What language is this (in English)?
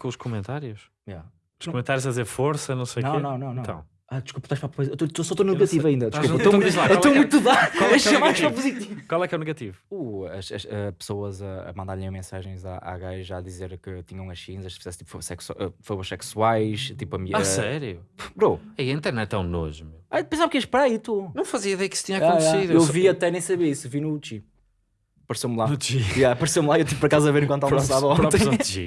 Portuguese